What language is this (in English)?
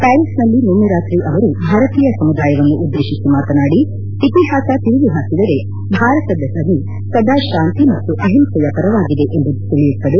Kannada